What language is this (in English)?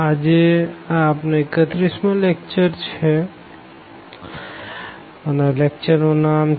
Gujarati